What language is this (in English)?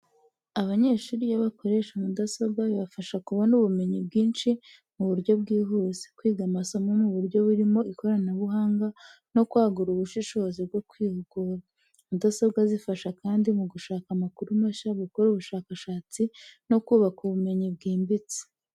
Kinyarwanda